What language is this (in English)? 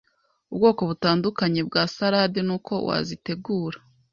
Kinyarwanda